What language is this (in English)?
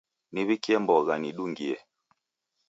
Taita